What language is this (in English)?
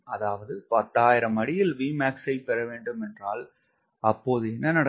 Tamil